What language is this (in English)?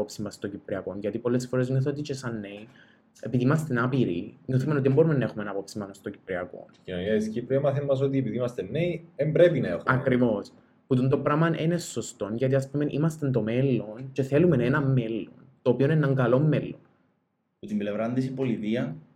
Greek